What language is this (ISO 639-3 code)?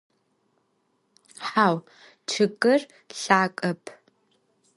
ady